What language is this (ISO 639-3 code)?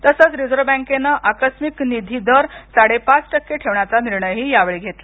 mar